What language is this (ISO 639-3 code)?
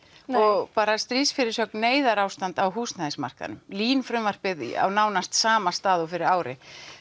isl